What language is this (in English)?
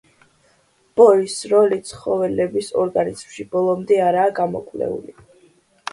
Georgian